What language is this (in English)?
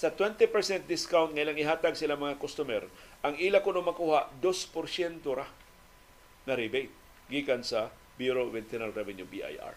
Filipino